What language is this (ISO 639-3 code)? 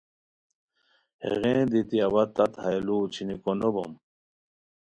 khw